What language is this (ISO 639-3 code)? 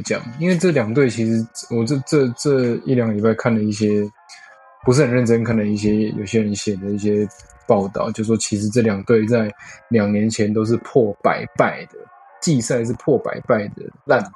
zho